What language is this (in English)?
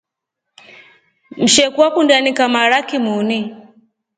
Rombo